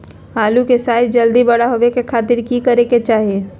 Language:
Magahi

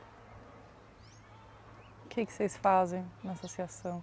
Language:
Portuguese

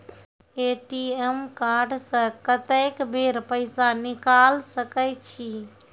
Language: Maithili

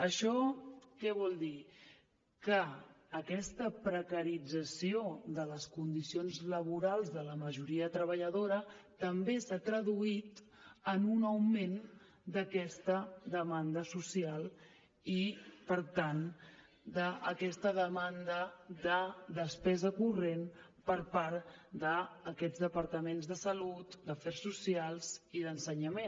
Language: Catalan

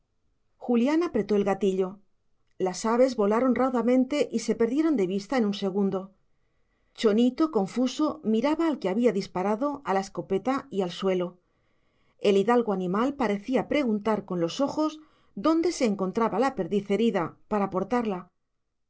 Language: Spanish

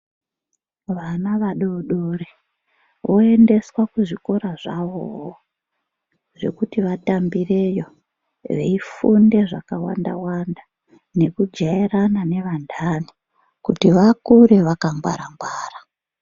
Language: Ndau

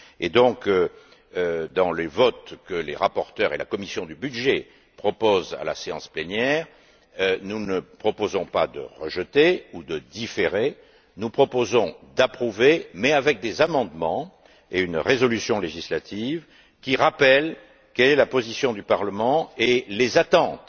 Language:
French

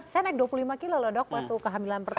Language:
Indonesian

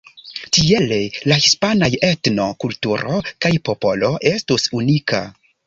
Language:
Esperanto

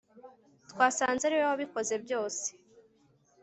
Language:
Kinyarwanda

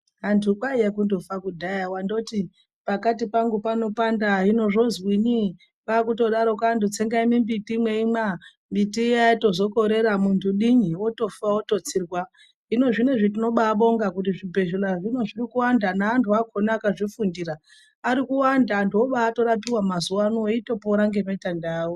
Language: Ndau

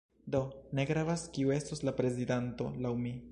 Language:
Esperanto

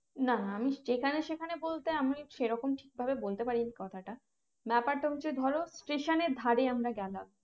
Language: Bangla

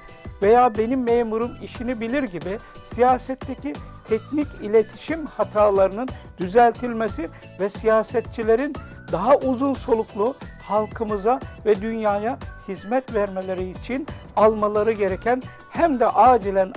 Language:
Turkish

